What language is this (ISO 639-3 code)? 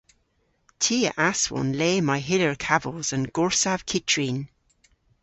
cor